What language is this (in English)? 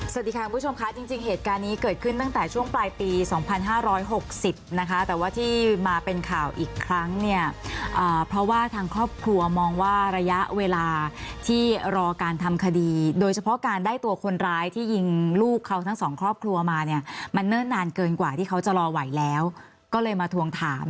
Thai